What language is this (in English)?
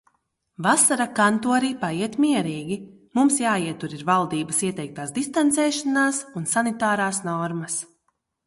Latvian